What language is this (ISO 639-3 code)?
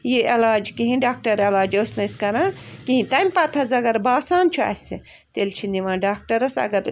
kas